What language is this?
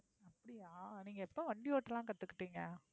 Tamil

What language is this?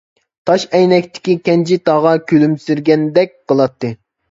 Uyghur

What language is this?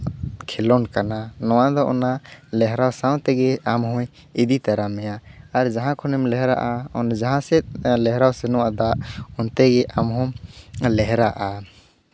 Santali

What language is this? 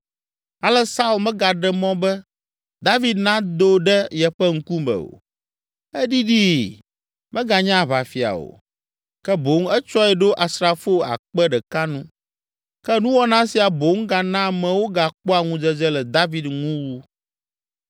Ewe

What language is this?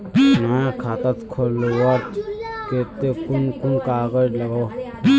Magahi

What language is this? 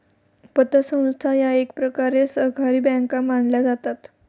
Marathi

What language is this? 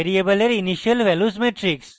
Bangla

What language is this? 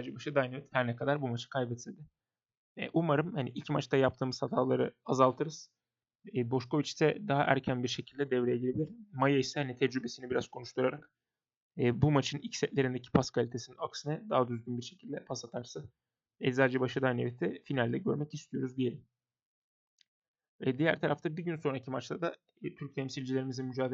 Turkish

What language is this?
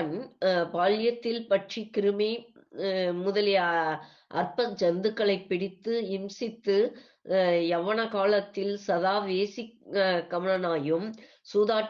Tamil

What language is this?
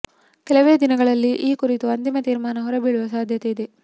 Kannada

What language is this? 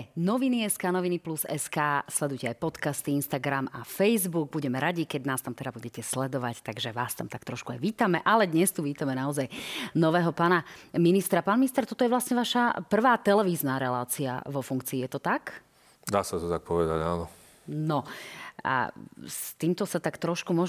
Slovak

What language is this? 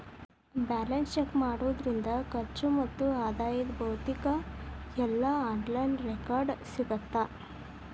Kannada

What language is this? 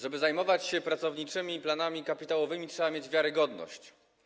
Polish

